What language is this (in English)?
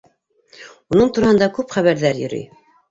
Bashkir